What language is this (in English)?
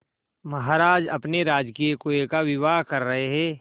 Hindi